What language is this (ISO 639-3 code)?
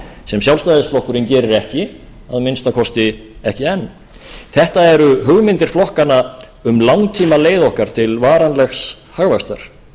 isl